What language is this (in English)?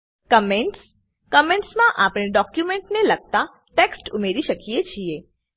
Gujarati